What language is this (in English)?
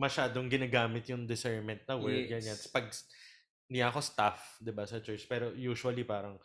Filipino